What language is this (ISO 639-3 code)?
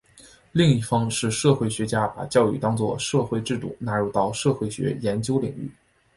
zho